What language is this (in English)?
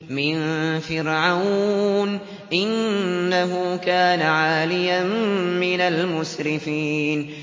Arabic